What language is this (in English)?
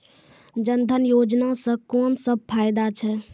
Maithili